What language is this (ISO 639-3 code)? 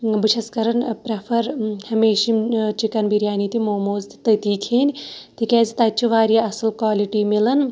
kas